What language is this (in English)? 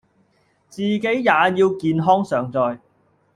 Cantonese